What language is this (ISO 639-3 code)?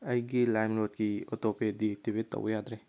mni